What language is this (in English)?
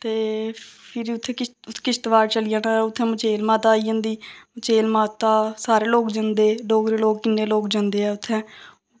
Dogri